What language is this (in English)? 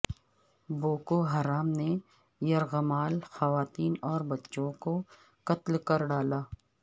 Urdu